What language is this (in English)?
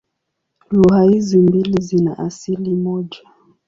Swahili